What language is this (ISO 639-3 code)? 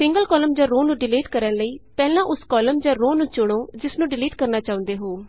pan